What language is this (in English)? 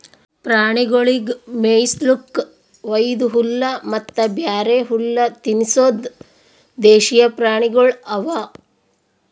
Kannada